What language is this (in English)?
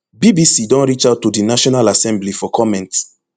Nigerian Pidgin